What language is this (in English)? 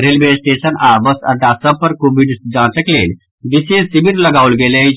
Maithili